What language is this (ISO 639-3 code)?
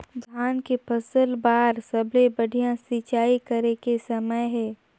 hne